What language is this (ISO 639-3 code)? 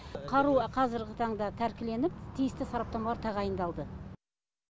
kaz